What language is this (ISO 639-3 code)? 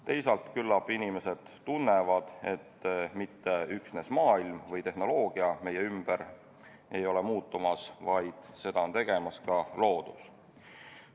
est